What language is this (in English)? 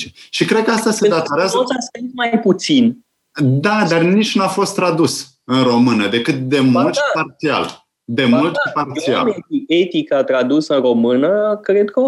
Romanian